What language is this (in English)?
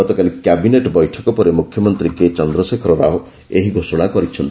Odia